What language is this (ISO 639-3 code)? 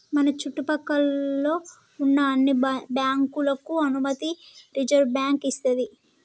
tel